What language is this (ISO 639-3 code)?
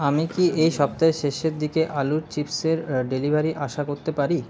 ben